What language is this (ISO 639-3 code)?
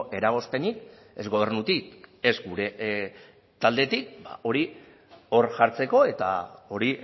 eus